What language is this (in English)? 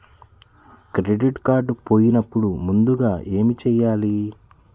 Telugu